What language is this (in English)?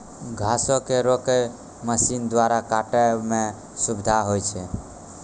Maithili